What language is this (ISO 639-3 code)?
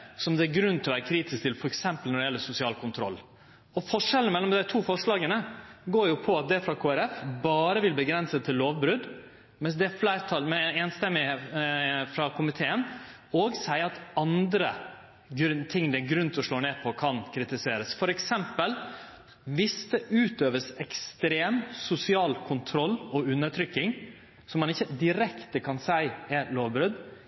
nno